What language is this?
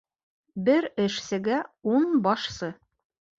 Bashkir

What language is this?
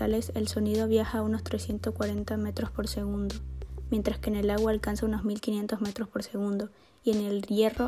Spanish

